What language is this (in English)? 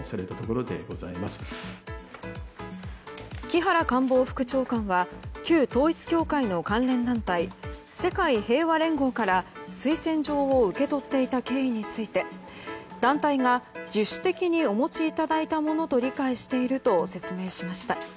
Japanese